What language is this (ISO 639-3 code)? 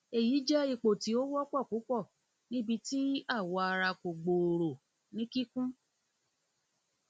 yor